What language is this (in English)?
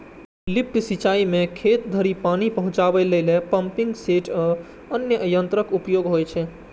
Maithili